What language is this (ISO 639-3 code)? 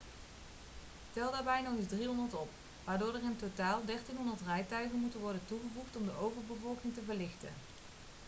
nld